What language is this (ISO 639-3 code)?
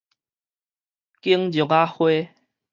nan